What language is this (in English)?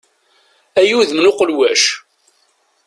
Kabyle